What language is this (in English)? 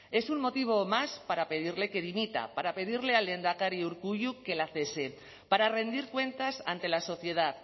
Spanish